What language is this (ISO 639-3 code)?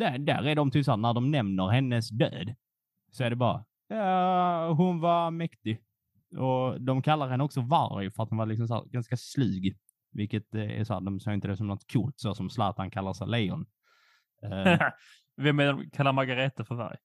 swe